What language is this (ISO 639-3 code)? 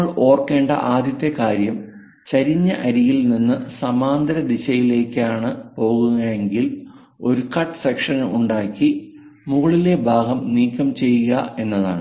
mal